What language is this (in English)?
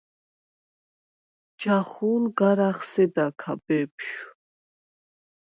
Svan